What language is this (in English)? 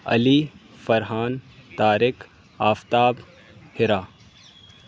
Urdu